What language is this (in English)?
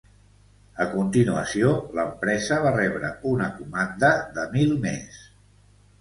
Catalan